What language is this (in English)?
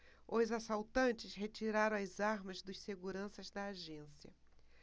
Portuguese